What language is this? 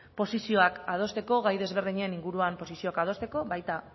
Basque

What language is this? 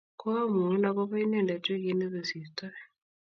Kalenjin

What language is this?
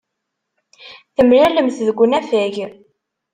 Kabyle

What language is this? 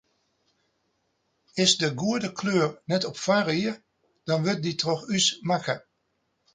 Western Frisian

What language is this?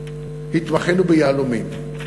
Hebrew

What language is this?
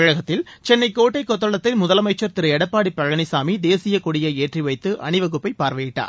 Tamil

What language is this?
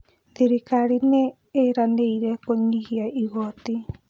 Kikuyu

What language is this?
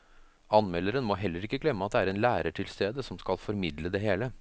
Norwegian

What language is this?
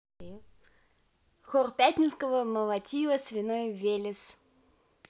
Russian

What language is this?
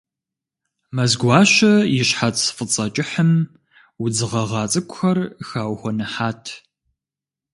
Kabardian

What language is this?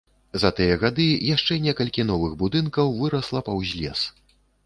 Belarusian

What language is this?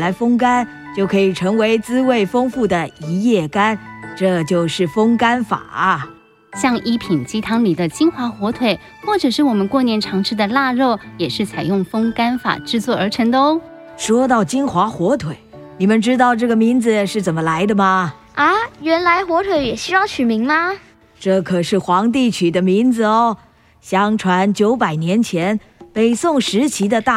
Chinese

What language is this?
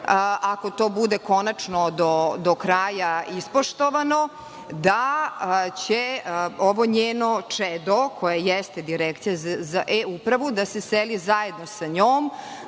Serbian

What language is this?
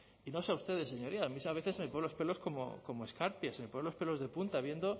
Spanish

